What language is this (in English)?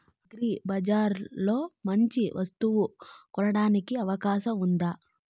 Telugu